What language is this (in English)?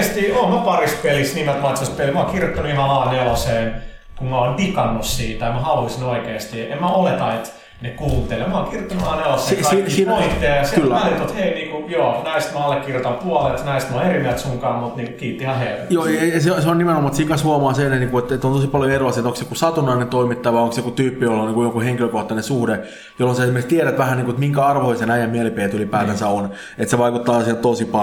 Finnish